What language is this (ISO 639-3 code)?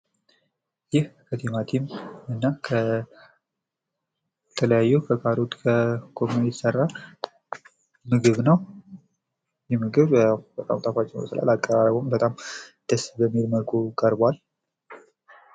amh